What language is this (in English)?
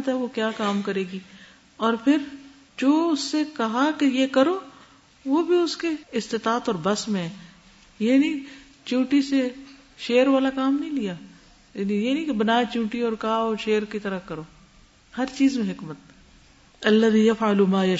Urdu